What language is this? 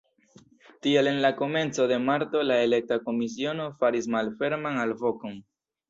Esperanto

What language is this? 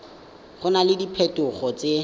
Tswana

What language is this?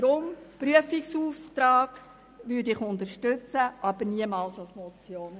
Swiss German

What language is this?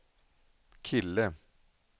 Swedish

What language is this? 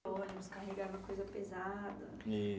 Portuguese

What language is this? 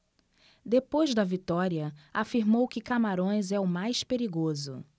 Portuguese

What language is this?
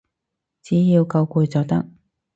Cantonese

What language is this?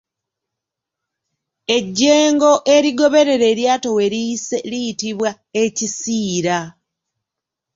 Ganda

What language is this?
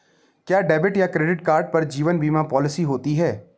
Hindi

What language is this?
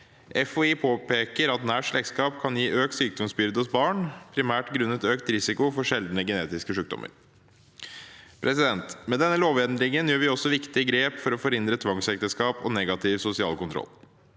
Norwegian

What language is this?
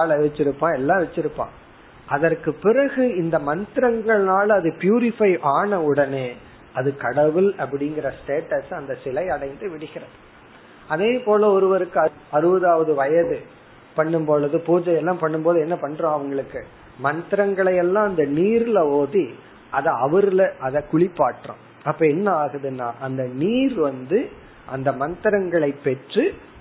Tamil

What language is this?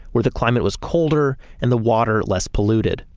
English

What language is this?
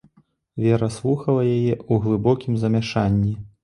Belarusian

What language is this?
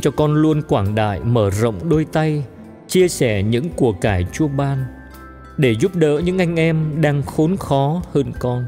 Vietnamese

